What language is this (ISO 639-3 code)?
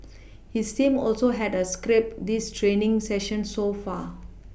eng